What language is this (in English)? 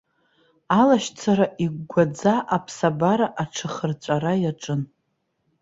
Abkhazian